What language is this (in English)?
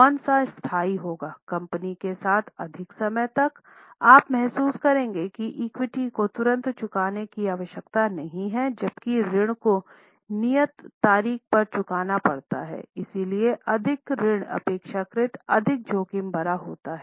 Hindi